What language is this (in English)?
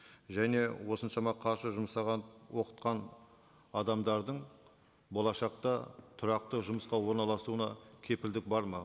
Kazakh